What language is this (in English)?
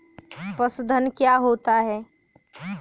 Hindi